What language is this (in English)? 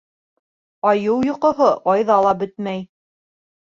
Bashkir